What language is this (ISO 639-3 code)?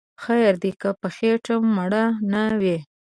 pus